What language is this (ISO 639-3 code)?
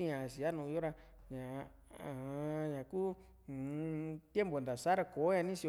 vmc